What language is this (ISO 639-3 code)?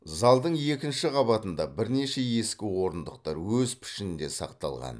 kaz